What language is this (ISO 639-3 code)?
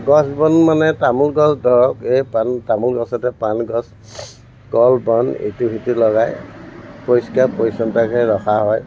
asm